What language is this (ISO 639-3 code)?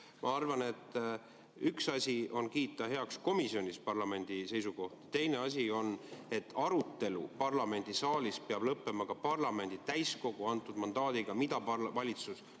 est